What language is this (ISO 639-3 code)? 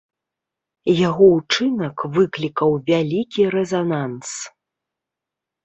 bel